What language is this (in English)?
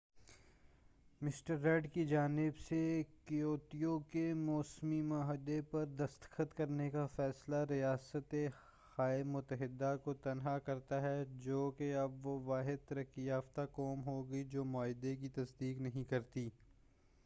Urdu